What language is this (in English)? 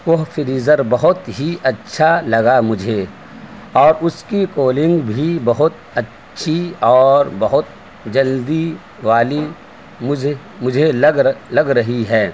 Urdu